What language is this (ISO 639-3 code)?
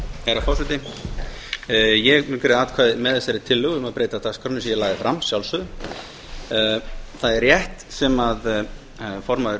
isl